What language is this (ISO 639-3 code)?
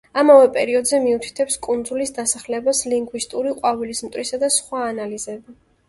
kat